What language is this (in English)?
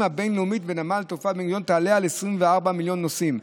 Hebrew